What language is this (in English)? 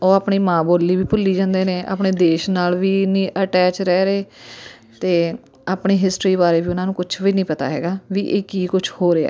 Punjabi